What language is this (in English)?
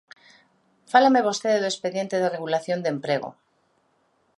Galician